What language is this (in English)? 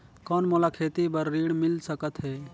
Chhattisgarhi